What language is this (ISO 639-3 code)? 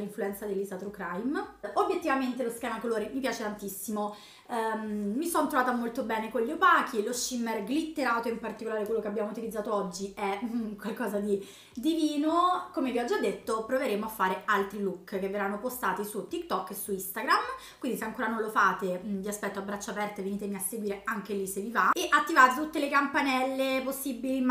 ita